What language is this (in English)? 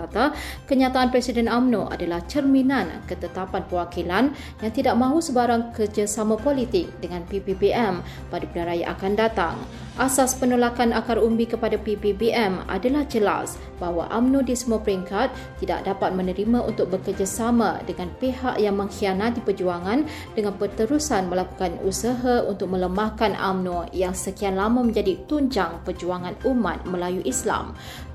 Malay